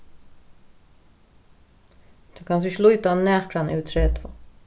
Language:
Faroese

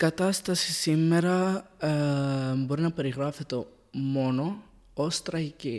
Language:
Greek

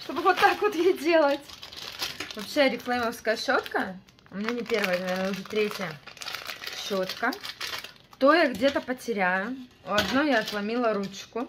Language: Russian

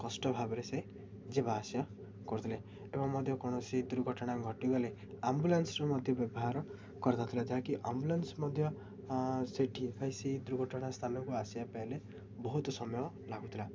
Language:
Odia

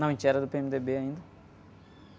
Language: Portuguese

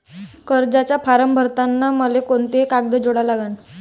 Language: Marathi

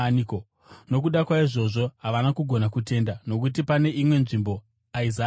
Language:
Shona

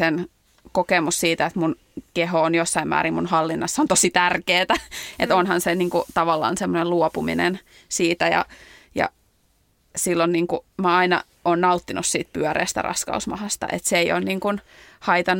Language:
Finnish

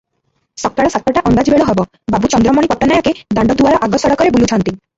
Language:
Odia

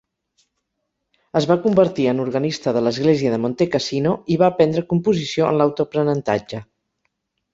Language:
Catalan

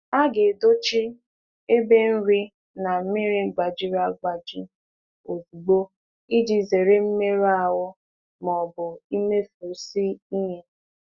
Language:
Igbo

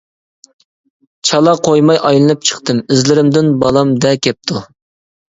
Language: Uyghur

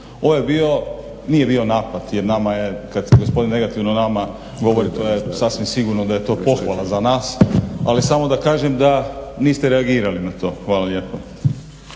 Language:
Croatian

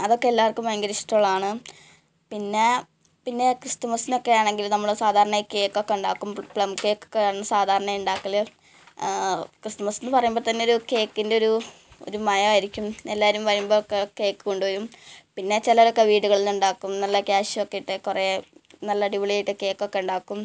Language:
Malayalam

